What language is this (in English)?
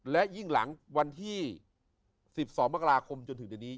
Thai